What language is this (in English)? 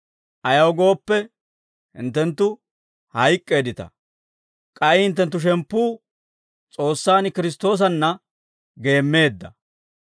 Dawro